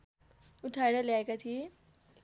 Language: Nepali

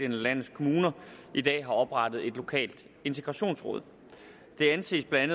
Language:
Danish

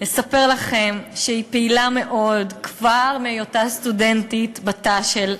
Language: Hebrew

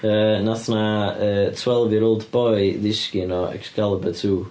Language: Welsh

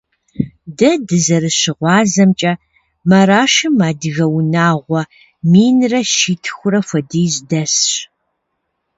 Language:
Kabardian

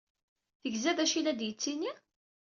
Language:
Kabyle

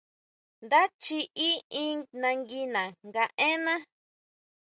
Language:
Huautla Mazatec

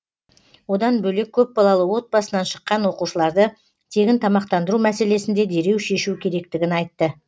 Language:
Kazakh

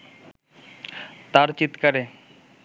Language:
Bangla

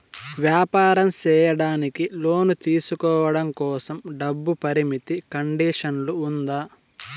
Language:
Telugu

